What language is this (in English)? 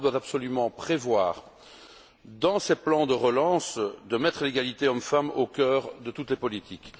French